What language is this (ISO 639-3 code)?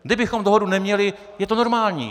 ces